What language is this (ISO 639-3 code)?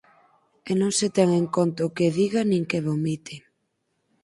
glg